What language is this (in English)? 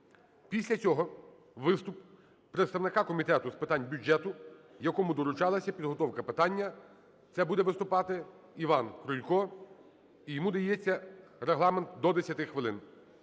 Ukrainian